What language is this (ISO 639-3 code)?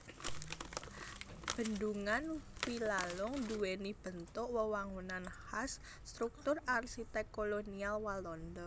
jav